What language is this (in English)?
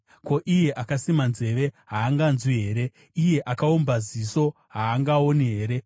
Shona